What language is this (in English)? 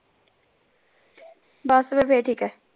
Punjabi